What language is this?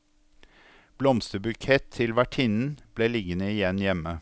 Norwegian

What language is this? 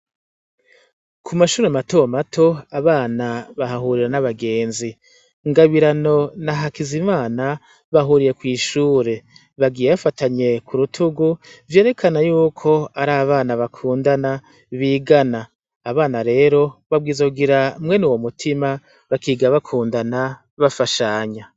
Rundi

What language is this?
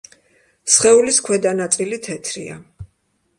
Georgian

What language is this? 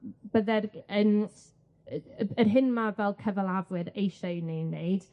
Welsh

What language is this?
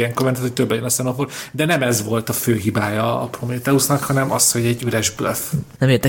Hungarian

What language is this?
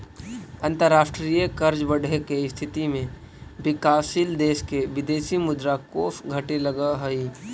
Magahi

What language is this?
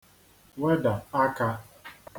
Igbo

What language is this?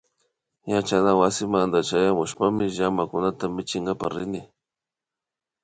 Imbabura Highland Quichua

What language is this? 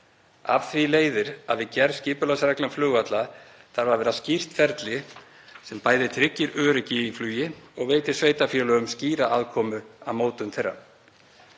Icelandic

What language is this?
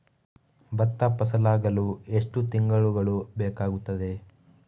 Kannada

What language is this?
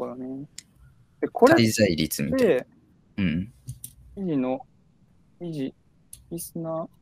Japanese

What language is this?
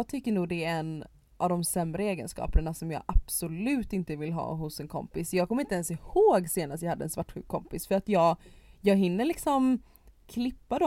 Swedish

